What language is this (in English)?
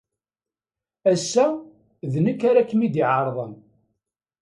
Kabyle